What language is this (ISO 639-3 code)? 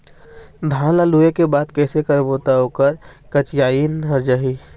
hne